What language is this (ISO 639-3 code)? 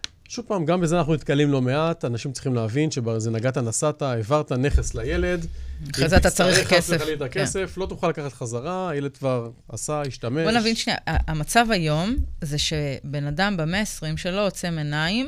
heb